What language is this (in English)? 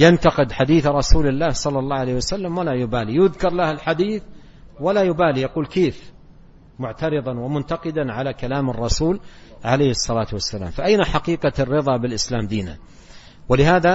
Arabic